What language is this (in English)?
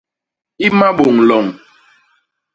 Basaa